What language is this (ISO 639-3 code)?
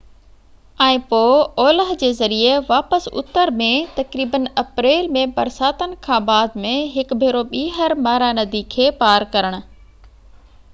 snd